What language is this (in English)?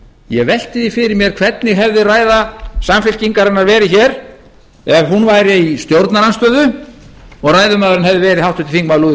Icelandic